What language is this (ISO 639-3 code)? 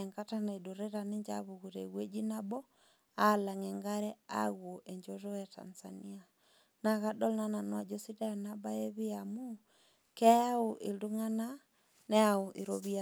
mas